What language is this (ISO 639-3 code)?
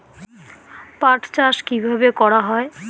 ben